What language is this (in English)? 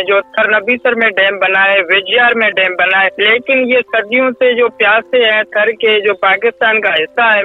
Urdu